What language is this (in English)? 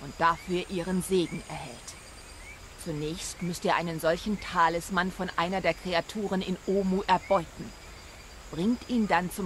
German